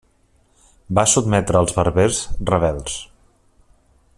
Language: Catalan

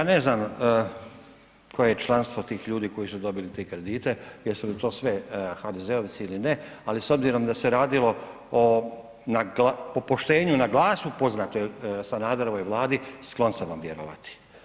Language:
Croatian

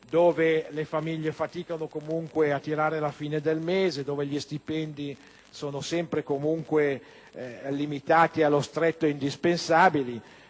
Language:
Italian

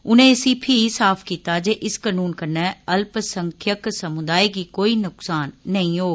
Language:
Dogri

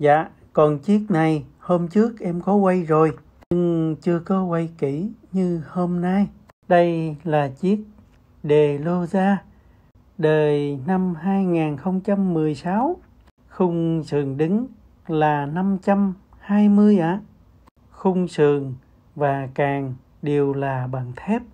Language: Vietnamese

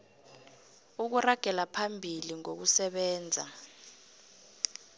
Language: South Ndebele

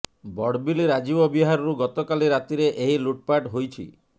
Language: Odia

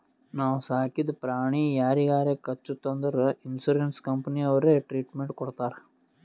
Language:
Kannada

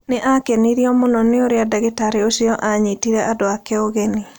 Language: Kikuyu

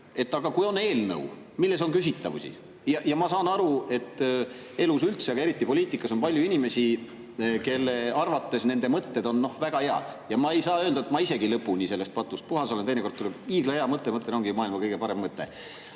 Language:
Estonian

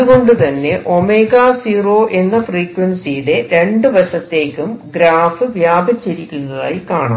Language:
Malayalam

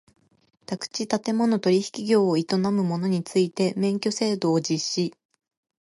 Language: Japanese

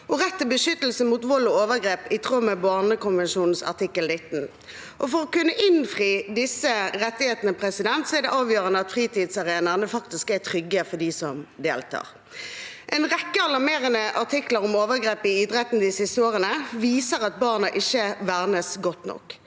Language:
Norwegian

